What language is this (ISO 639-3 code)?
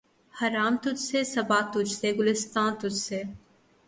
urd